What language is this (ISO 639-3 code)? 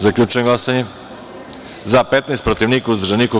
srp